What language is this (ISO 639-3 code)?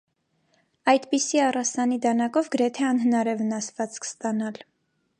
hye